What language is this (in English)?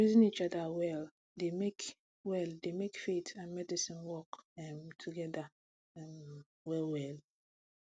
Nigerian Pidgin